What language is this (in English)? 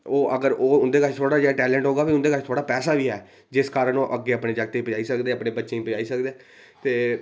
Dogri